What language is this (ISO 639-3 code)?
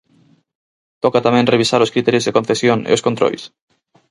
glg